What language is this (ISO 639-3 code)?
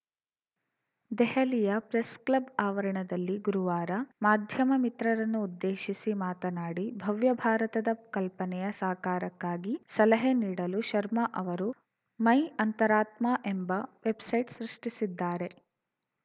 kan